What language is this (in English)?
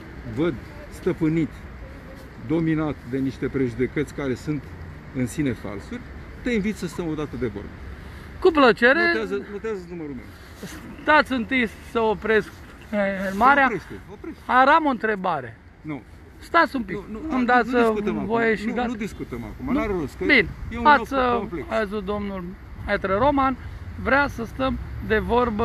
Romanian